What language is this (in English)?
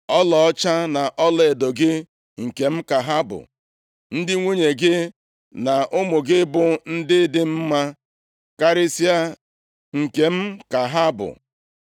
Igbo